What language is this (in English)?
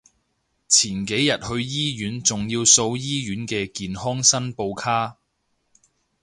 Cantonese